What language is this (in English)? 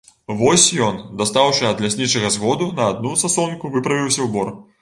Belarusian